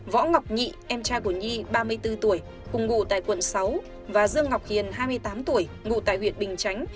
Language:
Vietnamese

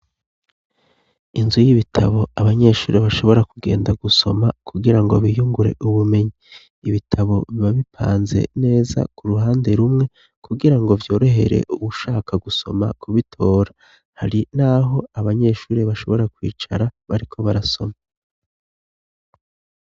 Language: Rundi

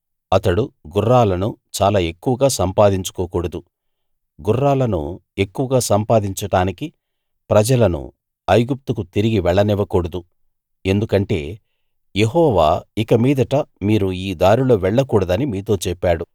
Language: Telugu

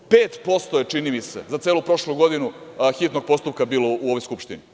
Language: Serbian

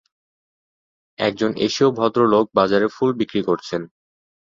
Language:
Bangla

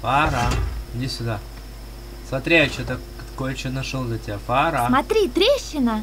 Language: Russian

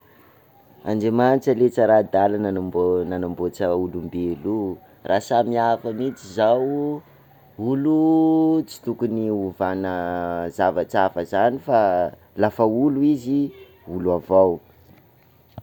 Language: Sakalava Malagasy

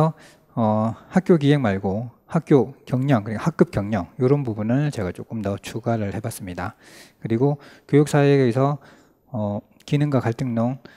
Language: Korean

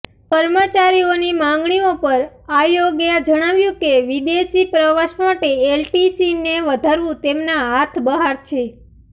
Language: Gujarati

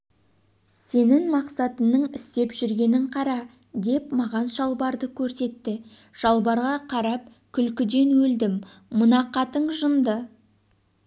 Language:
Kazakh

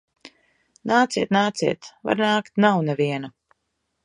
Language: Latvian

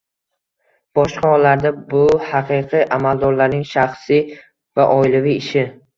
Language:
Uzbek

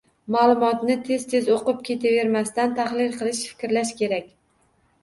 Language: Uzbek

